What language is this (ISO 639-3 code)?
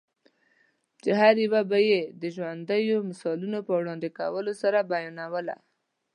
pus